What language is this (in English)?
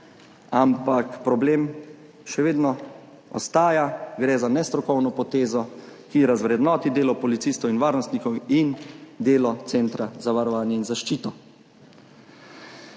Slovenian